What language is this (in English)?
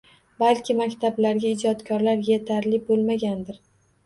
Uzbek